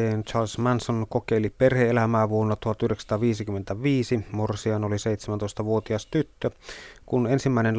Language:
Finnish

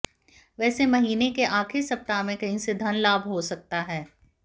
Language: Hindi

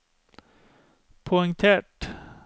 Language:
Norwegian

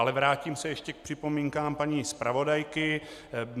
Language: Czech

